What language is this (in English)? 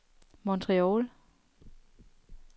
Danish